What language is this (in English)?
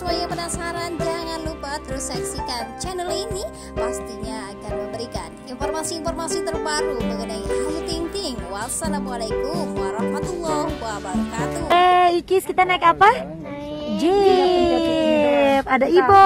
Indonesian